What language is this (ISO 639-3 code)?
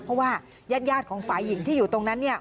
tha